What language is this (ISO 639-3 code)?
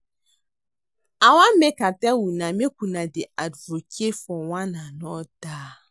pcm